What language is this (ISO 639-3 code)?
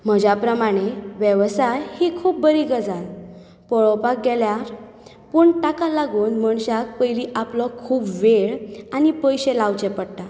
kok